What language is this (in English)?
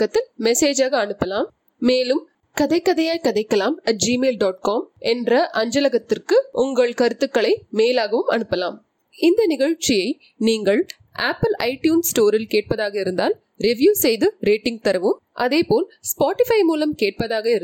Tamil